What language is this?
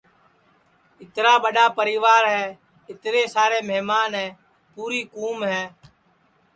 Sansi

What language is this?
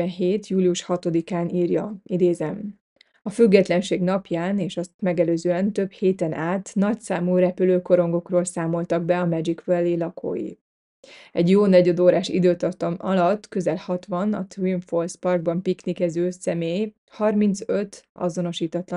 Hungarian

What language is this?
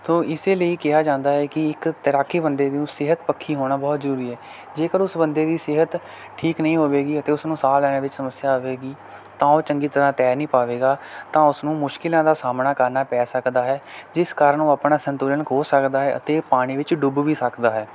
Punjabi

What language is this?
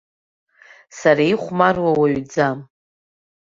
Abkhazian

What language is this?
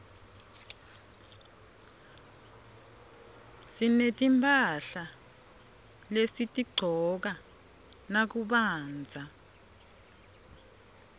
Swati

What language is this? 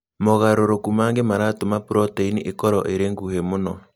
Kikuyu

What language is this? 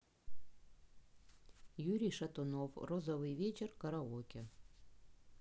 Russian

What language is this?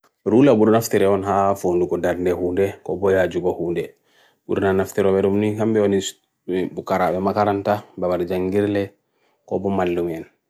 Bagirmi Fulfulde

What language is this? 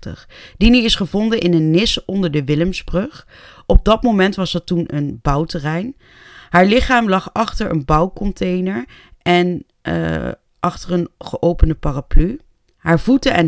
Dutch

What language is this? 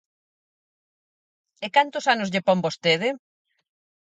Galician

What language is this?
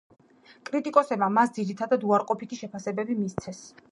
Georgian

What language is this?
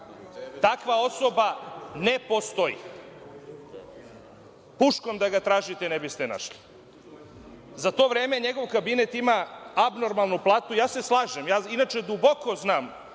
Serbian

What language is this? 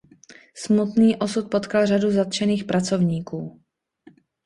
Czech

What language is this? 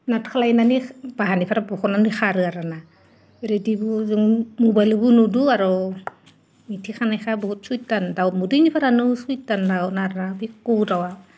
Bodo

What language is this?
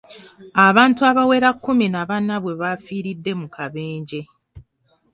Ganda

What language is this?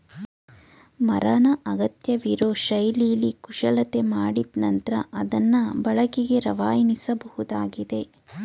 Kannada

